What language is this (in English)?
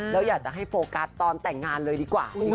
Thai